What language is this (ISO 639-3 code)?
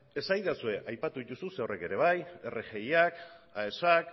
eus